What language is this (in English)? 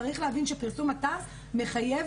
Hebrew